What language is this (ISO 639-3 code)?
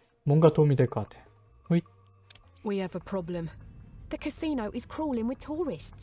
kor